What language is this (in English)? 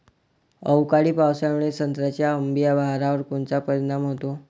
Marathi